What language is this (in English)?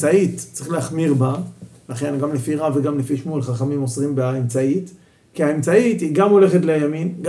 Hebrew